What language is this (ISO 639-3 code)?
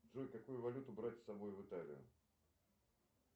rus